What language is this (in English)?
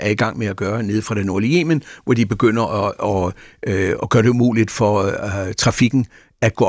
Danish